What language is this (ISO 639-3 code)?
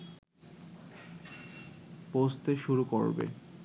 ben